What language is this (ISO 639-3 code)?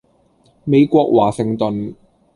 yue